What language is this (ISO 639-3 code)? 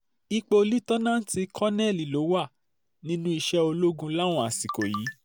yor